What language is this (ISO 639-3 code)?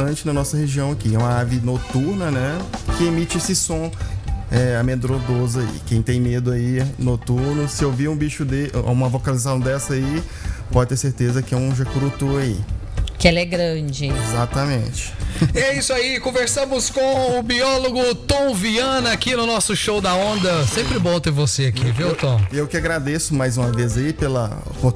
por